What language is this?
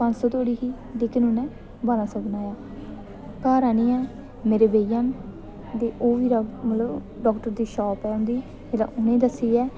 Dogri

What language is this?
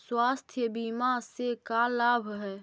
Magahi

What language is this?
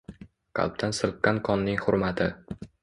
Uzbek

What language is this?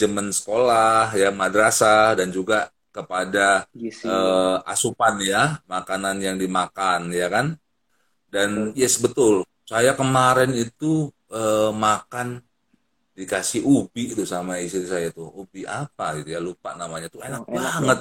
Indonesian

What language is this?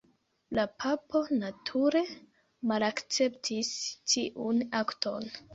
Esperanto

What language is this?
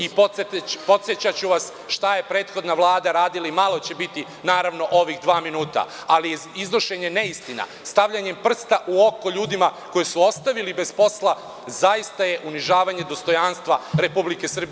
Serbian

